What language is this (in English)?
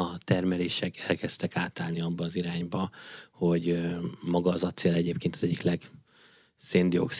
Hungarian